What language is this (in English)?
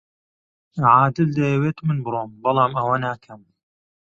Central Kurdish